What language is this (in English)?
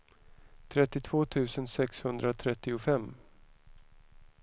Swedish